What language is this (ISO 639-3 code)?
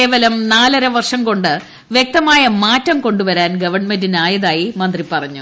mal